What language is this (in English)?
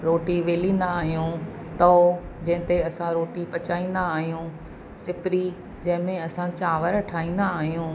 Sindhi